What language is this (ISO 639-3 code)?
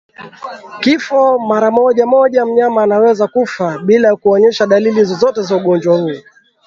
swa